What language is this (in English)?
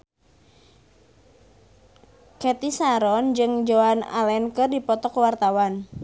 Sundanese